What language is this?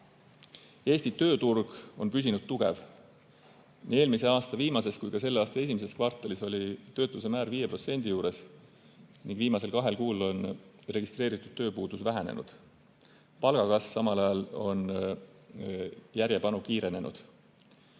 Estonian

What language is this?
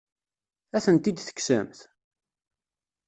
Kabyle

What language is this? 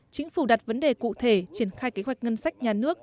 Vietnamese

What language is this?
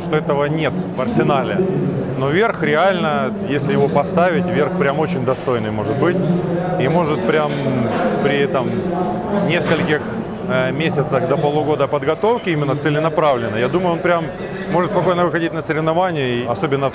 Russian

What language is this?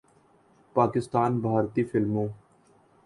Urdu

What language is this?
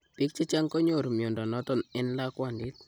Kalenjin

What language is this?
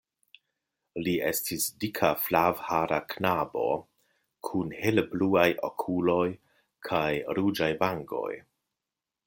Esperanto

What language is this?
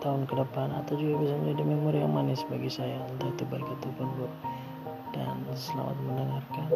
Indonesian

